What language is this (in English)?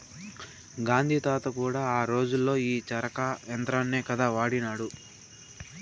Telugu